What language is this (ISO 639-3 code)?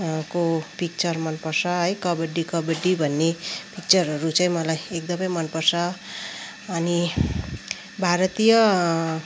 nep